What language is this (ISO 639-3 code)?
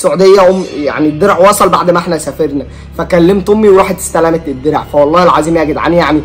ara